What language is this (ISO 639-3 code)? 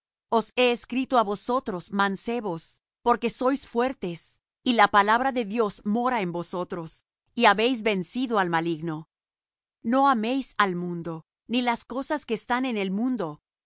spa